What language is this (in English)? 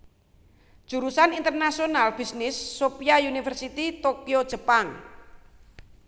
Javanese